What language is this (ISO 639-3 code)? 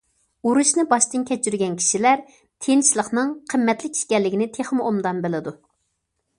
uig